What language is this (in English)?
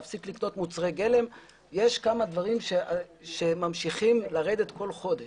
Hebrew